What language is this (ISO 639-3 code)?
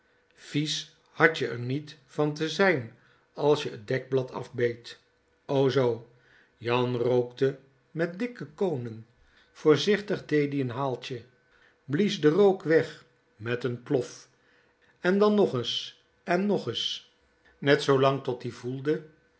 nld